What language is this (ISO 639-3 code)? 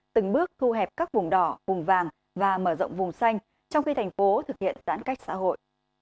vie